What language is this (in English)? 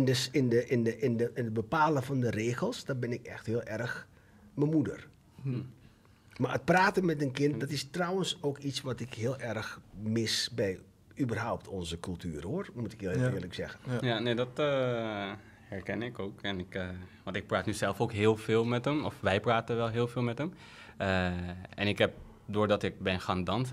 Dutch